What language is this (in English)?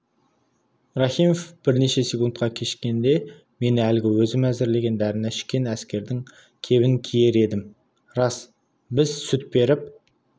Kazakh